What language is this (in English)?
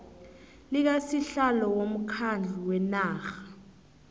South Ndebele